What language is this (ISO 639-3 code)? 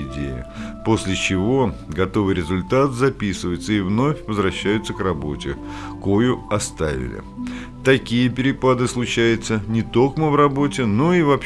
rus